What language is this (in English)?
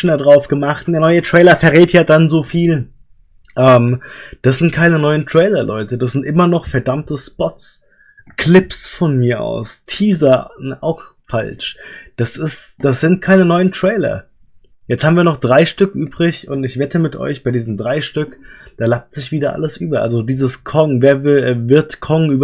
German